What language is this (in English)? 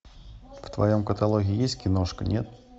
Russian